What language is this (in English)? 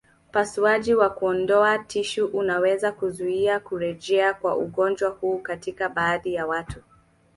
Swahili